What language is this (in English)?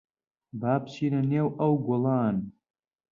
Central Kurdish